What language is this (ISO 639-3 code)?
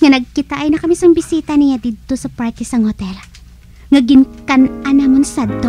fil